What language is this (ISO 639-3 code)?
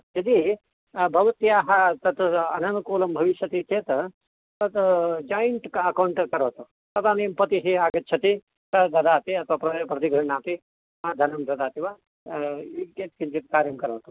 san